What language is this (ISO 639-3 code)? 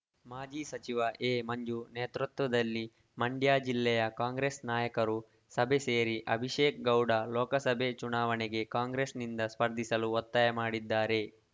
kan